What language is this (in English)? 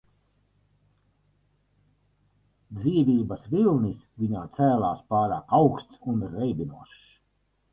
Latvian